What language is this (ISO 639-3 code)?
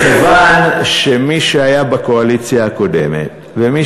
heb